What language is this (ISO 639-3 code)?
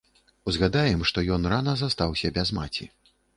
bel